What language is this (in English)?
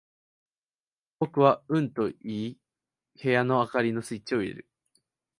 Japanese